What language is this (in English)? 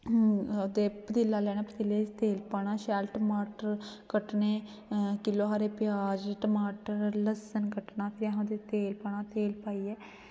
Dogri